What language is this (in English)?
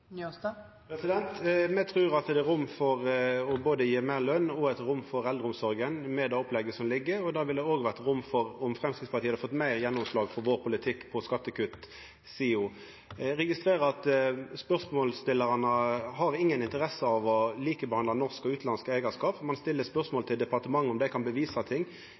Norwegian Nynorsk